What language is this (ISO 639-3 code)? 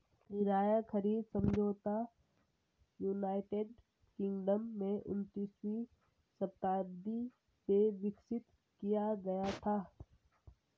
hin